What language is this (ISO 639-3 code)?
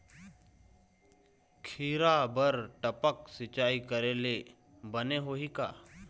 hne